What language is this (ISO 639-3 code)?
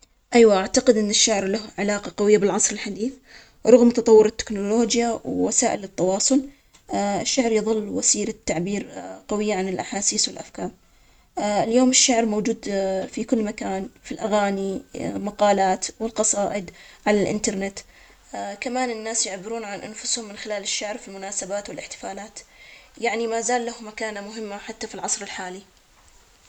acx